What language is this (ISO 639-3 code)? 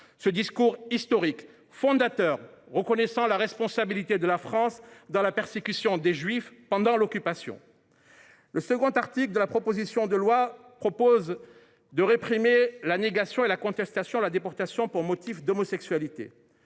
fra